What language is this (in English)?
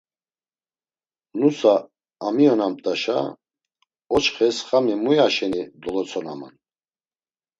Laz